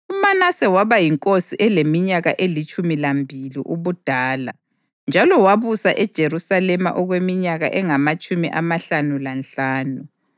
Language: North Ndebele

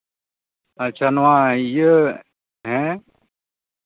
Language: Santali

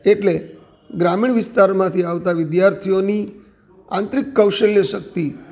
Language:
Gujarati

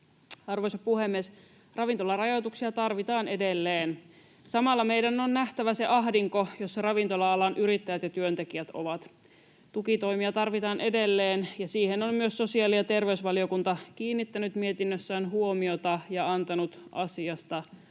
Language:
Finnish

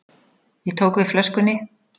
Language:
Icelandic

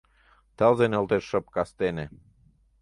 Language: Mari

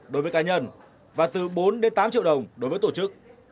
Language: Vietnamese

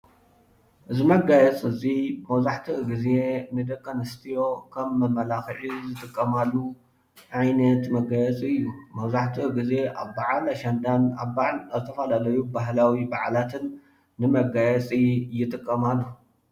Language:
Tigrinya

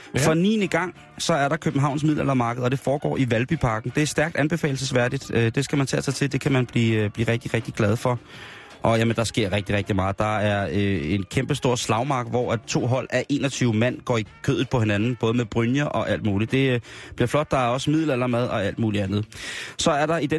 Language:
Danish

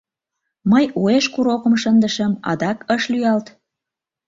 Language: Mari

